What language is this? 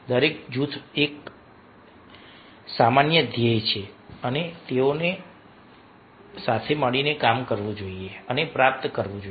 Gujarati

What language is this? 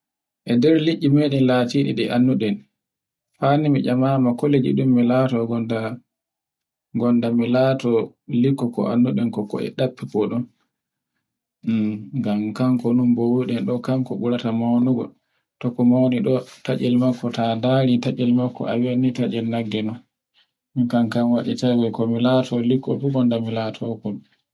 Borgu Fulfulde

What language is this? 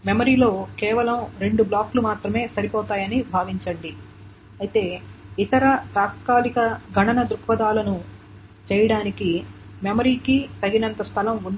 Telugu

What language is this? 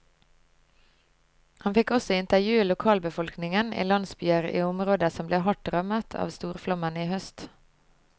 Norwegian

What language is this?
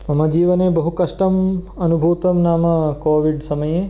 Sanskrit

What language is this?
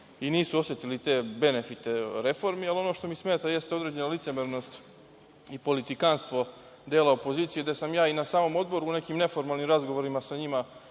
Serbian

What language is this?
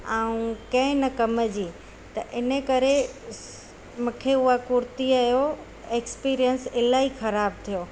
Sindhi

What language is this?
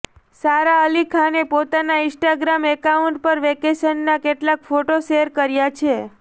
Gujarati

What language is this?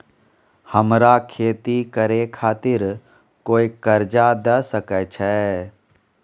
Maithili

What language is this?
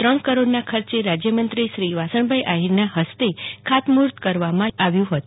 Gujarati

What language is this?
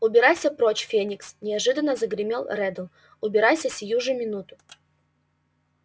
Russian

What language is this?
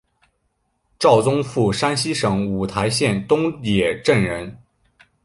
Chinese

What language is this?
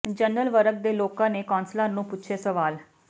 Punjabi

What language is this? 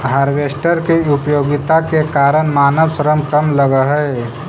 Magahi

